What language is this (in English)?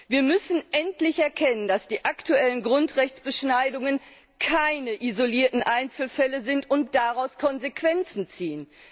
German